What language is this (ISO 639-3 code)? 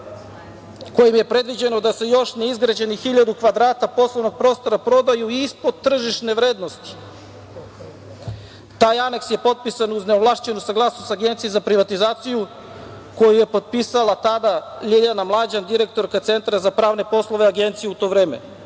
srp